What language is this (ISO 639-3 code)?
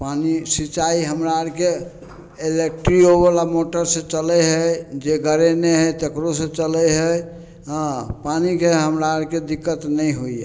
mai